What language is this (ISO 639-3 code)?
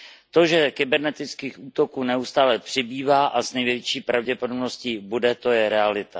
ces